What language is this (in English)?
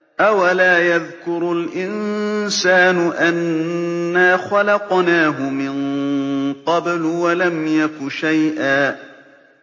Arabic